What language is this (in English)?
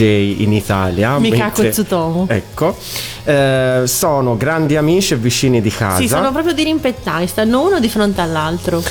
Italian